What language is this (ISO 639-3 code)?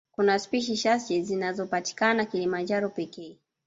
swa